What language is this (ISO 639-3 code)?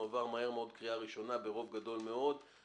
heb